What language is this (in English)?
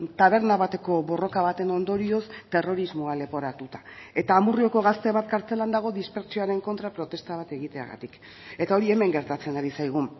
Basque